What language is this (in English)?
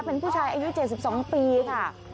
Thai